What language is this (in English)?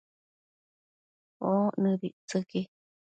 Matsés